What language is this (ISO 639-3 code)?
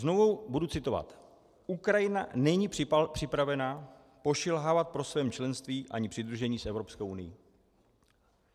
ces